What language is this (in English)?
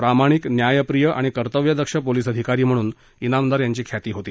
Marathi